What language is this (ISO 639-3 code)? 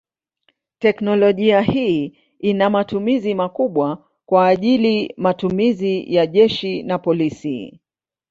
swa